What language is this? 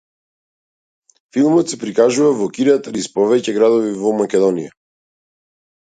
Macedonian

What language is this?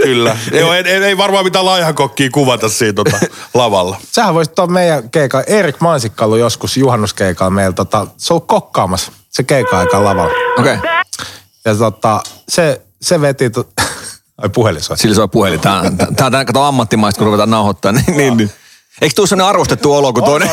Finnish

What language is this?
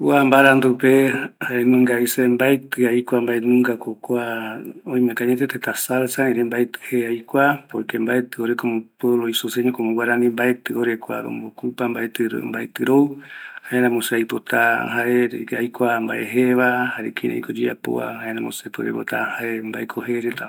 Eastern Bolivian Guaraní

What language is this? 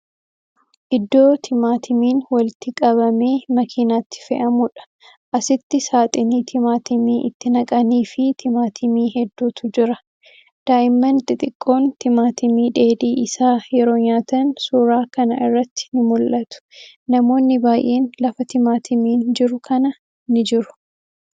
Oromo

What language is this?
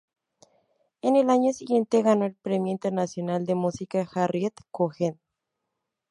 Spanish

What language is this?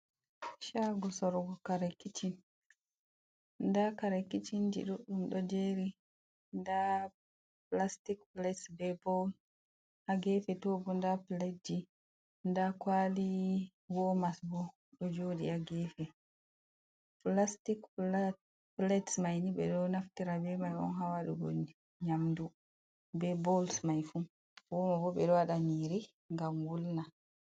Fula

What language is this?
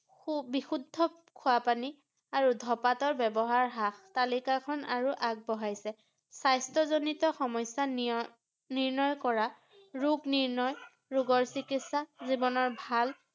Assamese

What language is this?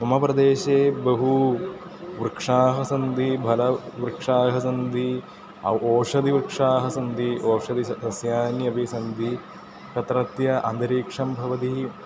Sanskrit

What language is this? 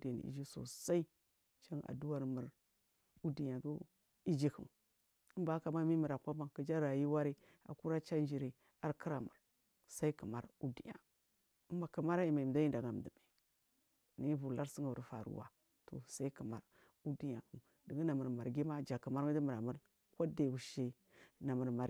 Marghi South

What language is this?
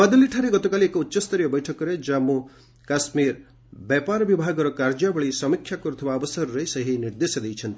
Odia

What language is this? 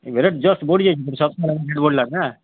Odia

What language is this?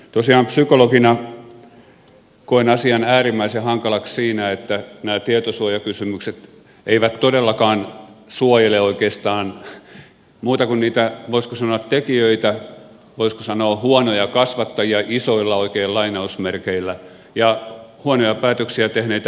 Finnish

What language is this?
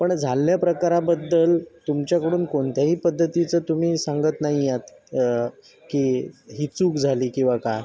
Marathi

